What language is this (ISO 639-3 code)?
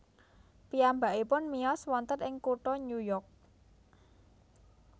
jav